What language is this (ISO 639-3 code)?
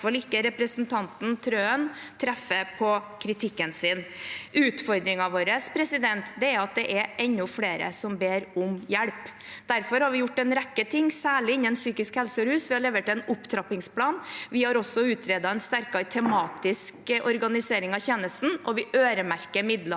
nor